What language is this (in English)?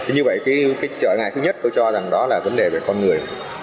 Vietnamese